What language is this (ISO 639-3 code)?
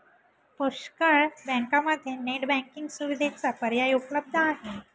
mar